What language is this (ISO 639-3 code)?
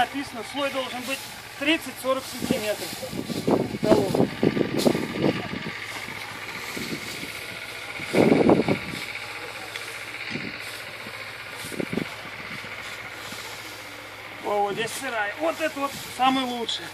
rus